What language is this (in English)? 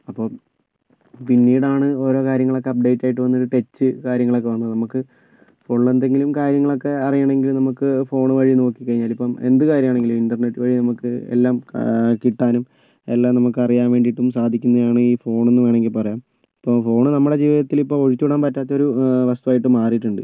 Malayalam